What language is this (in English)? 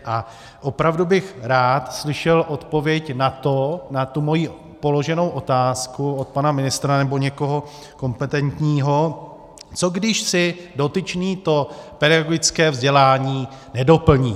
Czech